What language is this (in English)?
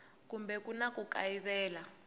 Tsonga